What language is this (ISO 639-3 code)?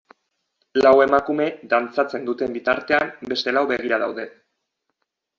eus